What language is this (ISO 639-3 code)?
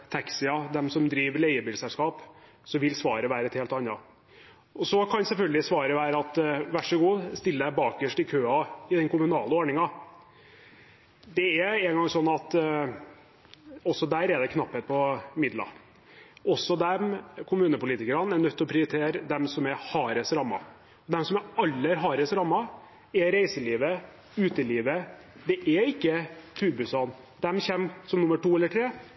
nob